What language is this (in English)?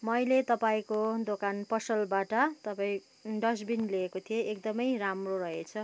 Nepali